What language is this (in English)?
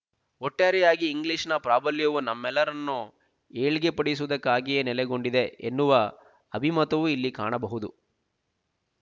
Kannada